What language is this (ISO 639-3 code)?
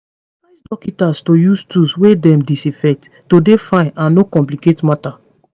pcm